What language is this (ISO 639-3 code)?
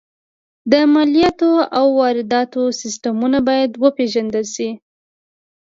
pus